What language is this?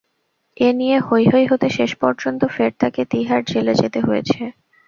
Bangla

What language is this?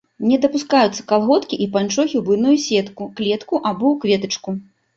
Belarusian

